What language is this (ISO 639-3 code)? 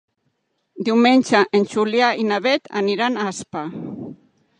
cat